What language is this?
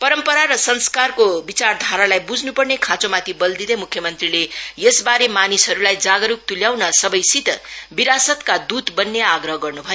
Nepali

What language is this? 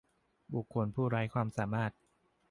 Thai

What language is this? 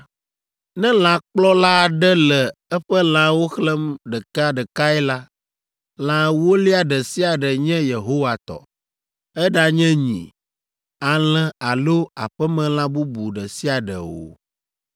Ewe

